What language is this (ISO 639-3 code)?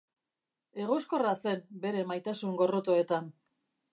eus